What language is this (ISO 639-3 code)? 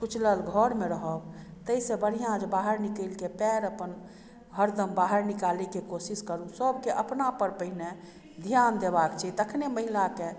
mai